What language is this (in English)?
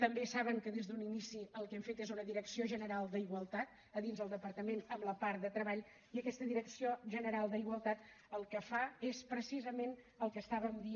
Catalan